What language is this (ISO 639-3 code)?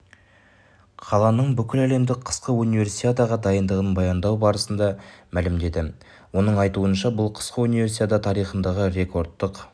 kaz